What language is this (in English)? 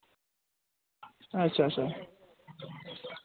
Dogri